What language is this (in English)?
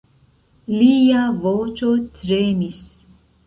Esperanto